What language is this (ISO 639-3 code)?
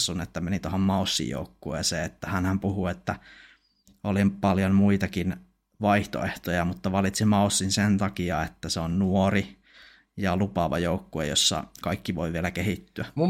fin